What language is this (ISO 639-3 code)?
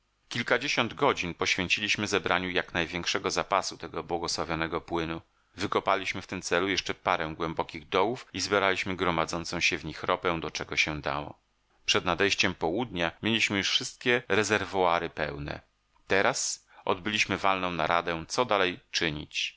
pol